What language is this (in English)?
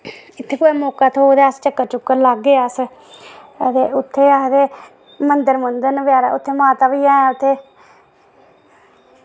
Dogri